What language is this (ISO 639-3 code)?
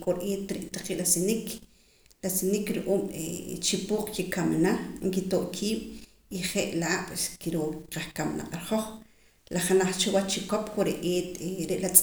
poc